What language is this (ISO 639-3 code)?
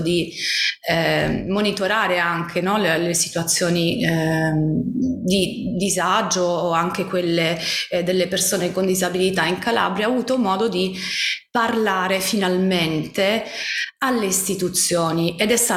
ita